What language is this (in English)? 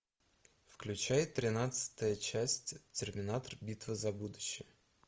Russian